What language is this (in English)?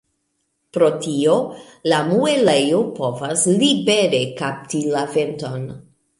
Esperanto